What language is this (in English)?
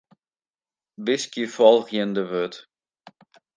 Western Frisian